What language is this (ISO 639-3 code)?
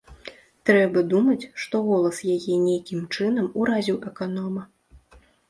bel